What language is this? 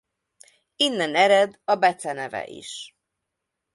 Hungarian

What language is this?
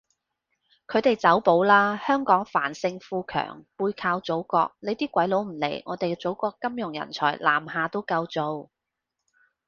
Cantonese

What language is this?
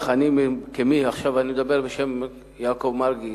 Hebrew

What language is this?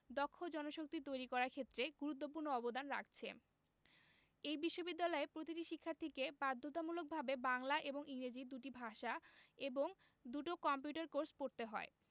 Bangla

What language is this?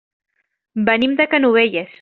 Catalan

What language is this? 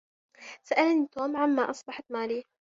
Arabic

